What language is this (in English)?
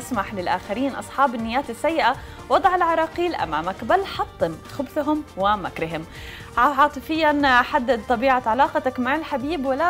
Arabic